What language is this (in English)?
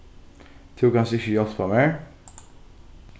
Faroese